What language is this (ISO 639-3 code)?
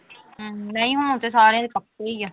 pan